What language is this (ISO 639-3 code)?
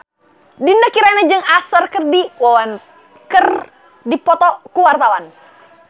sun